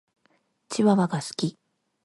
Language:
Japanese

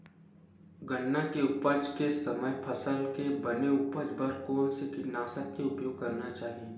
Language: Chhattisgarhi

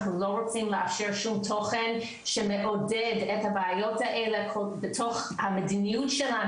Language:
Hebrew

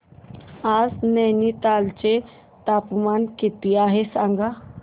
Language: Marathi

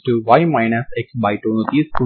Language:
Telugu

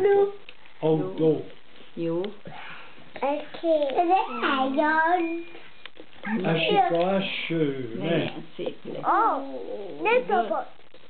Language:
Hungarian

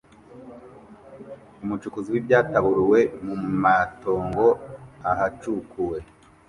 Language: Kinyarwanda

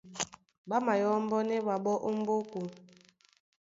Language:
Duala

